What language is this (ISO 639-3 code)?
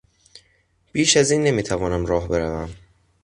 fas